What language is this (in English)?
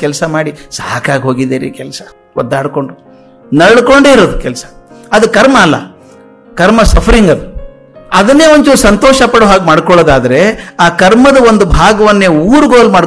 Romanian